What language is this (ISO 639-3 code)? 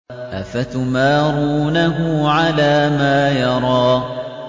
ara